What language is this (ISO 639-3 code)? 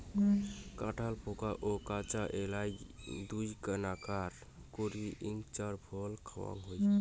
ben